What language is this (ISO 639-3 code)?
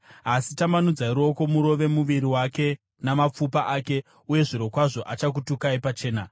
sna